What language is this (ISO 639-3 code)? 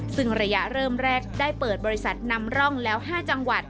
tha